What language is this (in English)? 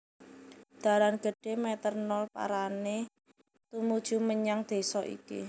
Javanese